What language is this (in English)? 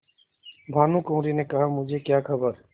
Hindi